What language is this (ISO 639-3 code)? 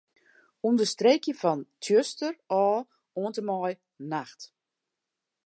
fry